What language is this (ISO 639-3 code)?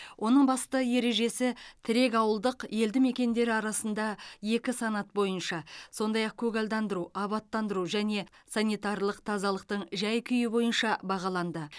kaz